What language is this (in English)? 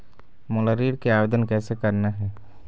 Chhattisgarhi